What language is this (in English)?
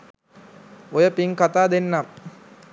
Sinhala